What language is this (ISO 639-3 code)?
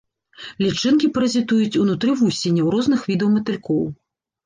bel